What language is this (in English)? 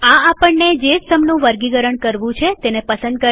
Gujarati